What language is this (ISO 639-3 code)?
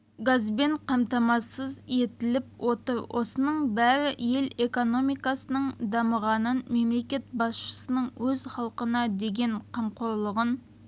kaz